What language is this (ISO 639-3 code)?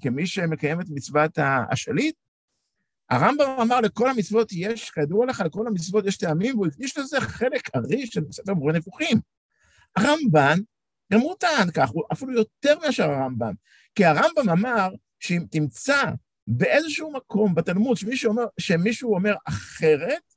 heb